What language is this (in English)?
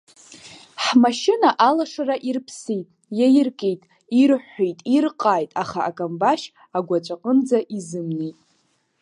Abkhazian